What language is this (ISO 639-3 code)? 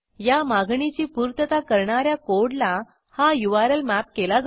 mar